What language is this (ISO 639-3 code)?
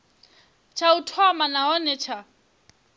ven